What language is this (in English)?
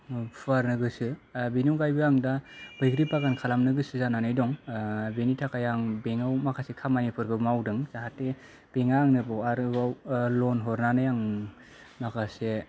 Bodo